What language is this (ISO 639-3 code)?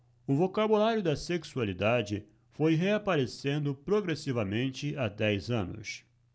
por